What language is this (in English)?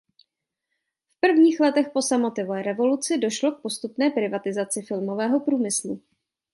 Czech